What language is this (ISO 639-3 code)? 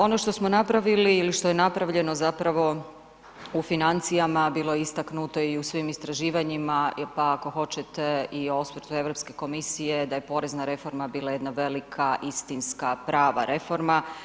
hrv